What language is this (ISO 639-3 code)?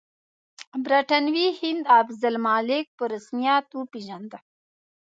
pus